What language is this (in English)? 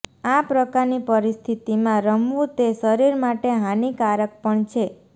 Gujarati